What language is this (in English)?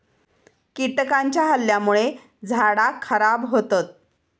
Marathi